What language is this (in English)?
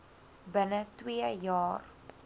Afrikaans